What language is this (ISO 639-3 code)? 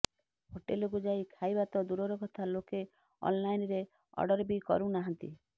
ori